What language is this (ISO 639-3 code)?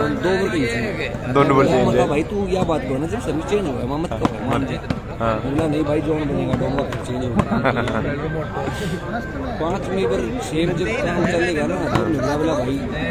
hin